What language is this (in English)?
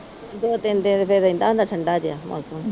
Punjabi